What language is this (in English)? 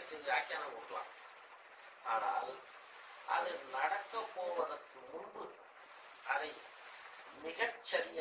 Tamil